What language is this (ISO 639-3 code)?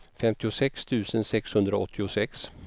swe